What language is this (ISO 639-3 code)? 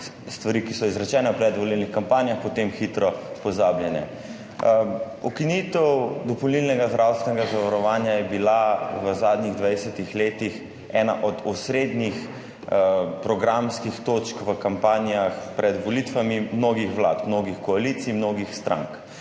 slv